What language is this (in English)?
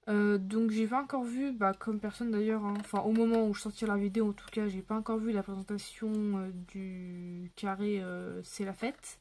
French